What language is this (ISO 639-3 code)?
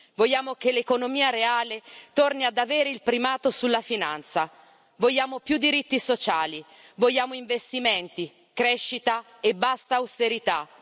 ita